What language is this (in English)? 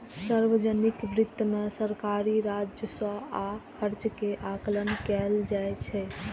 Maithili